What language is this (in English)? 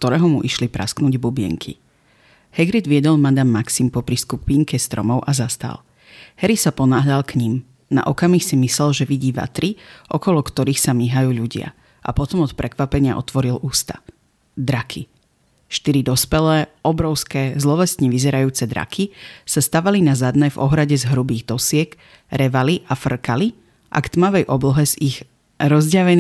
Slovak